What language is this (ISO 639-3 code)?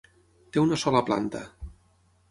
cat